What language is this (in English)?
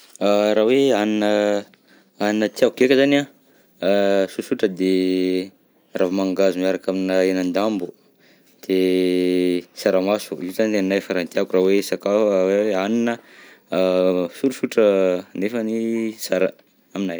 Southern Betsimisaraka Malagasy